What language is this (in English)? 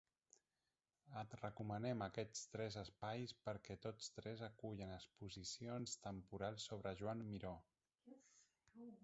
Catalan